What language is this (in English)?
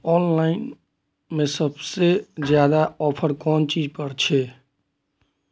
Maithili